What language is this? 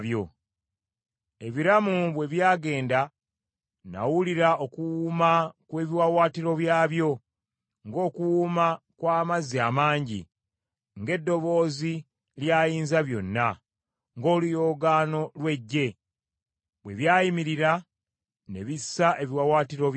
Ganda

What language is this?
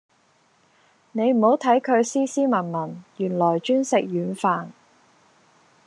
Cantonese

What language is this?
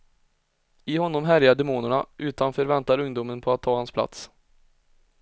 Swedish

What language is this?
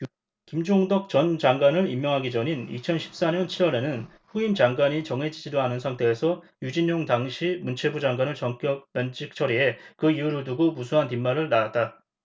Korean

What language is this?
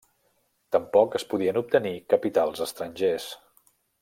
Catalan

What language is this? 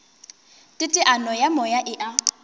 Northern Sotho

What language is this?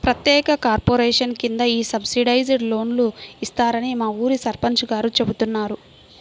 Telugu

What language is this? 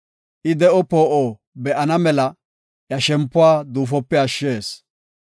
Gofa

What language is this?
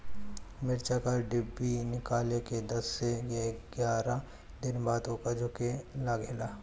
Bhojpuri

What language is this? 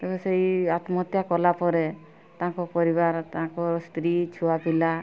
Odia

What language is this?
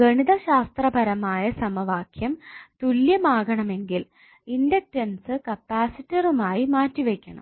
Malayalam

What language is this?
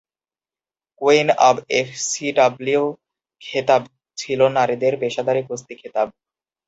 Bangla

